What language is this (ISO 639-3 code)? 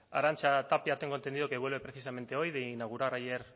spa